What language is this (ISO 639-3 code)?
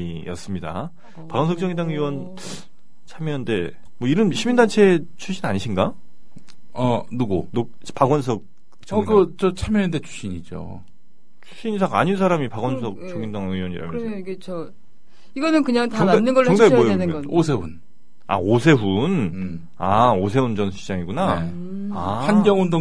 kor